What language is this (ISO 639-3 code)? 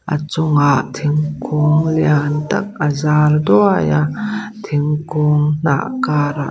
lus